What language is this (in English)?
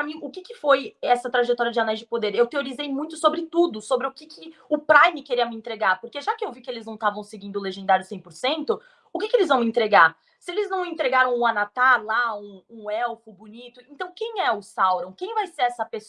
Portuguese